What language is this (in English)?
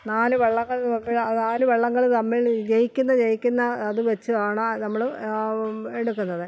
Malayalam